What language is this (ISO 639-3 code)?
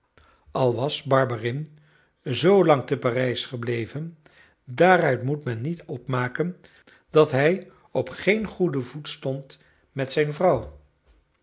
nld